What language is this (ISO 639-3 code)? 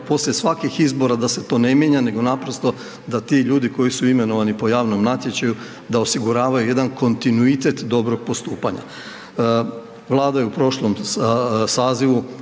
hrv